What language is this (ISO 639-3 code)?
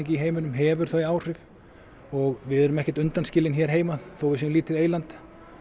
isl